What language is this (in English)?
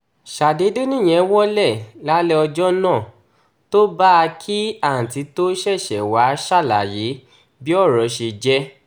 Yoruba